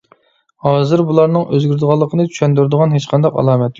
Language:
Uyghur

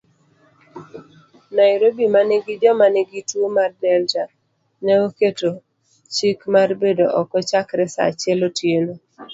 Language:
Luo (Kenya and Tanzania)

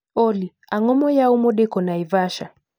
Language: Luo (Kenya and Tanzania)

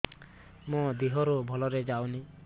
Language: Odia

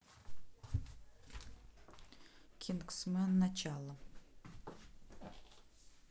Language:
Russian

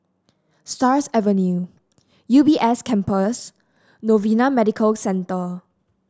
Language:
English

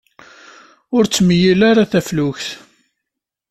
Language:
Kabyle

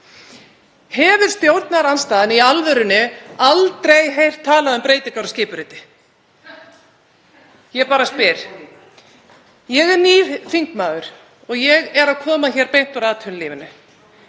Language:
Icelandic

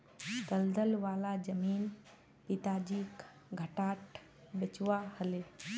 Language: Magahi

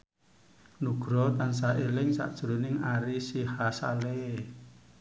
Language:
Javanese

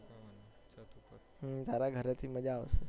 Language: Gujarati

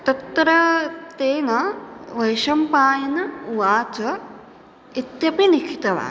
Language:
Sanskrit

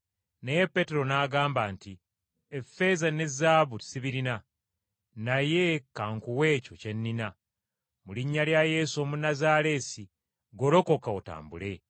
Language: Ganda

